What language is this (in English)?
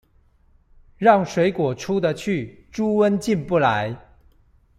Chinese